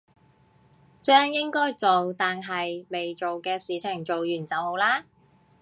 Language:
Cantonese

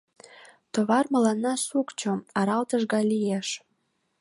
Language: Mari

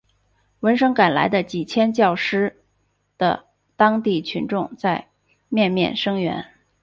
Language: Chinese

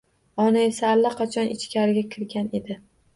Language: Uzbek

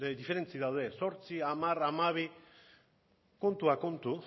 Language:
Basque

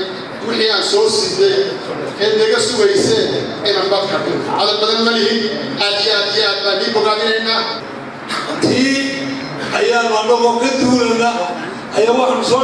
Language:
Arabic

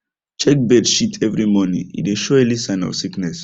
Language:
Nigerian Pidgin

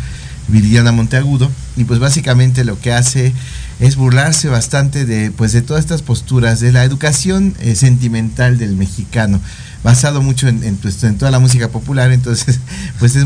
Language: Spanish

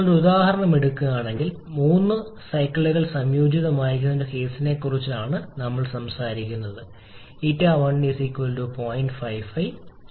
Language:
Malayalam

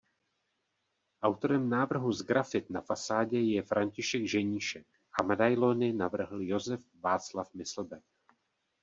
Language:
Czech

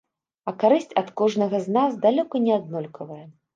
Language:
Belarusian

